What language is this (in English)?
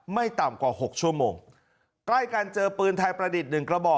Thai